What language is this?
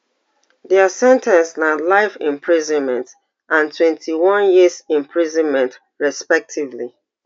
Nigerian Pidgin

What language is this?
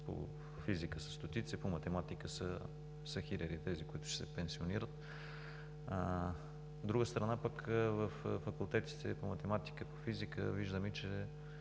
Bulgarian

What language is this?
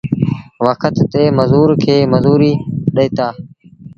Sindhi Bhil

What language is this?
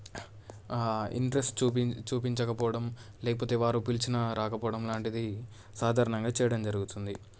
Telugu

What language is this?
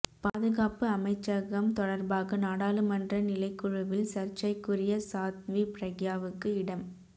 Tamil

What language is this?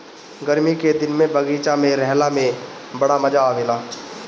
Bhojpuri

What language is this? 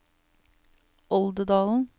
Norwegian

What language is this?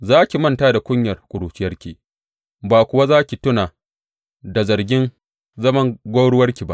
Hausa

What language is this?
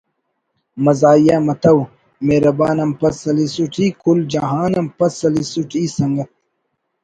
Brahui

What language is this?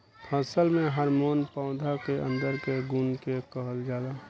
Bhojpuri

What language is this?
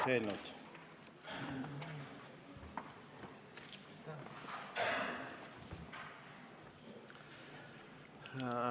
Estonian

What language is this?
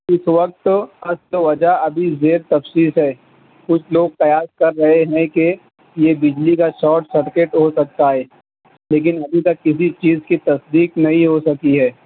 Urdu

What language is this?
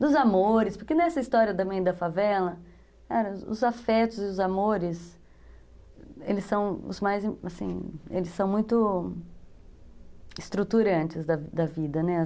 Portuguese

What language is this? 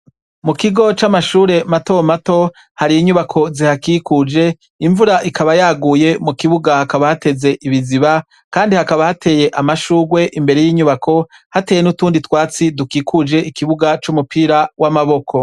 Rundi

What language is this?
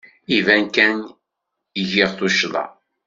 Kabyle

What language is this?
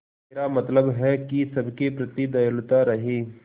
Hindi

